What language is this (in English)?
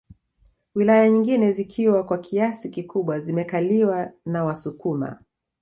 Swahili